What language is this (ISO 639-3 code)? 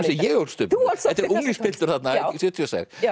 isl